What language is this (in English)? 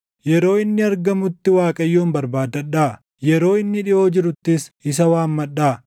Oromo